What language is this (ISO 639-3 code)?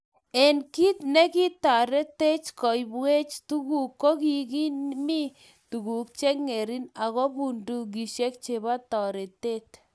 kln